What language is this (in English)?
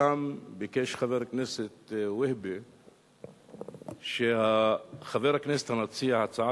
Hebrew